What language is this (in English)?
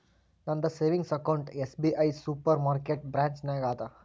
Kannada